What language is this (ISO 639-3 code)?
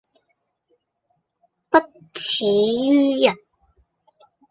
yue